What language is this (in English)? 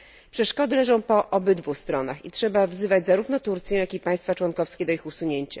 Polish